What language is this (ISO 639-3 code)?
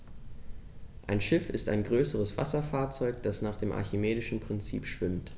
deu